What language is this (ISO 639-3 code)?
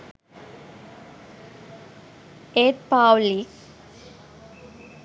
sin